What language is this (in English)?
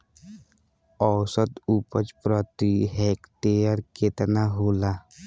Bhojpuri